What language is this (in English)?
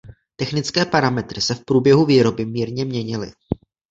Czech